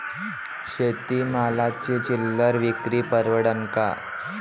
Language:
Marathi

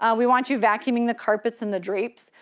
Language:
English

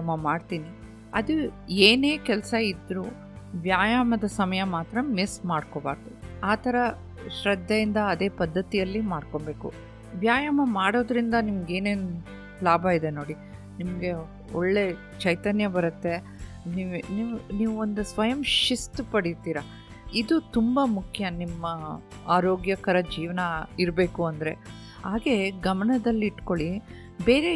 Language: Kannada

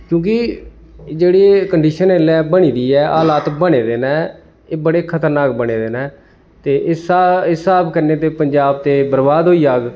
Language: Dogri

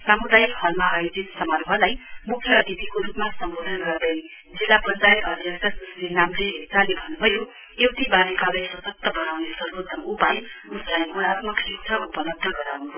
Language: Nepali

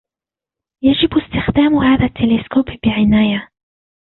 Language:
Arabic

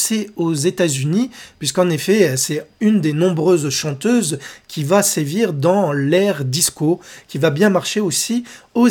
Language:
French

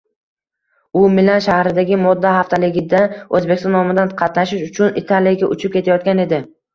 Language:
Uzbek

